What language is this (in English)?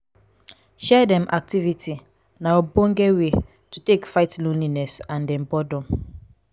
Nigerian Pidgin